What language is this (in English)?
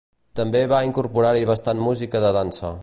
Catalan